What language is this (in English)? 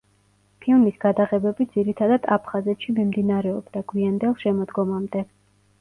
Georgian